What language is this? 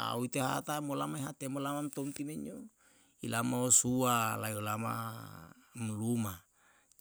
Yalahatan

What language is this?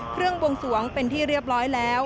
Thai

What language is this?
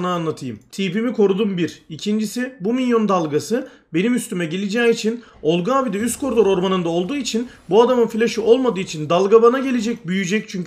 Turkish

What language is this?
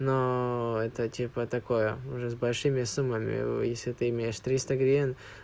Russian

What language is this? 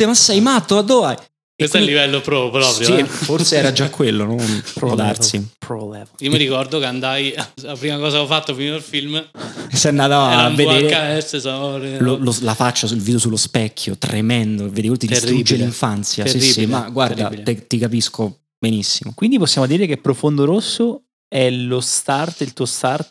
Italian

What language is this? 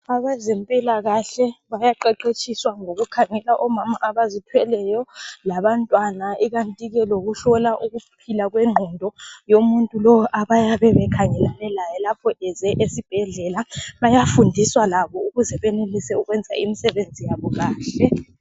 North Ndebele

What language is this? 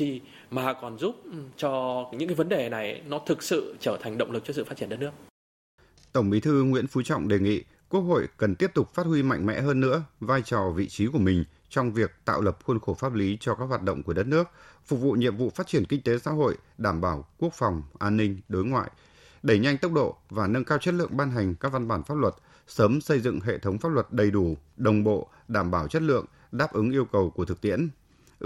Vietnamese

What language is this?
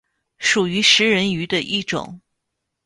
Chinese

